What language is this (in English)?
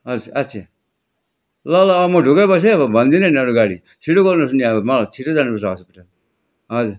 Nepali